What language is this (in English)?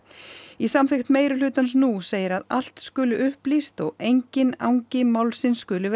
Icelandic